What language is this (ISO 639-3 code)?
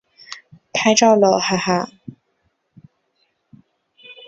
zho